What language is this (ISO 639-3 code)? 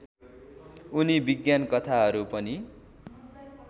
nep